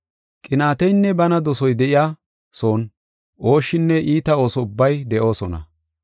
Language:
Gofa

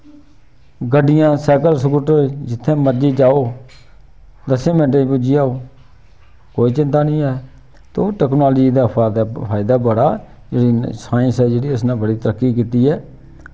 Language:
Dogri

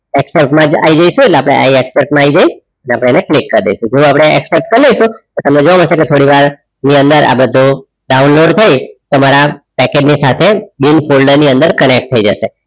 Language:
Gujarati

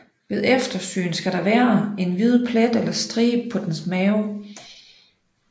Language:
Danish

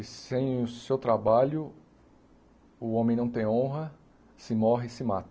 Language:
Portuguese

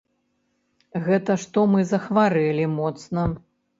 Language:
Belarusian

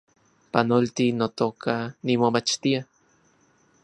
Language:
Central Puebla Nahuatl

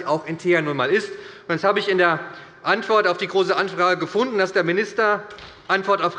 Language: German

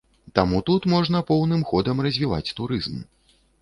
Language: Belarusian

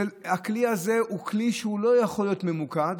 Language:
Hebrew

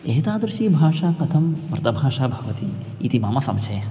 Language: Sanskrit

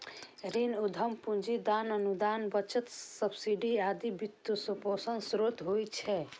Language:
Maithili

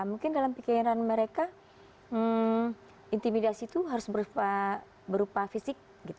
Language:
Indonesian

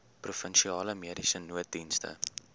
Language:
Afrikaans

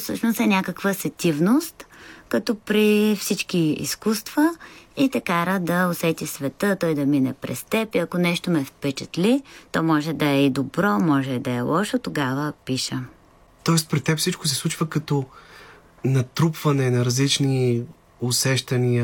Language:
Bulgarian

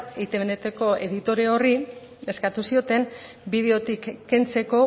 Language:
Basque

